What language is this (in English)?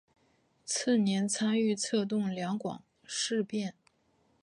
Chinese